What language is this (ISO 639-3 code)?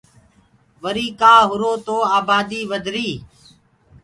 ggg